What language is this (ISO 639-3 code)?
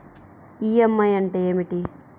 tel